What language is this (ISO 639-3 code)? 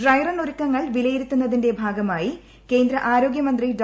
mal